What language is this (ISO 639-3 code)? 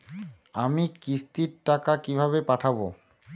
ben